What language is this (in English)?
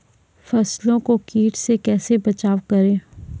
Maithili